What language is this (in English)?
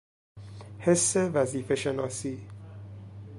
Persian